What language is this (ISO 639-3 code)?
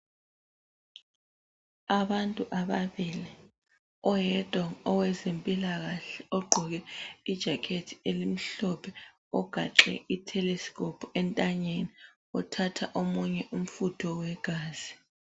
nde